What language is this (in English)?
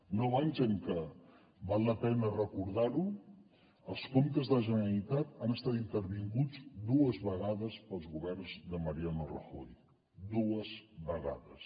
Catalan